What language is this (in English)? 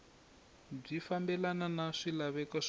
Tsonga